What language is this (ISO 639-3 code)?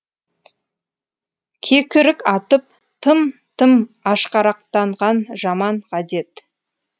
kaz